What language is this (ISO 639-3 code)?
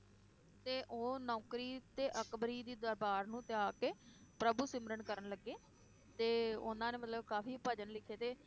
pan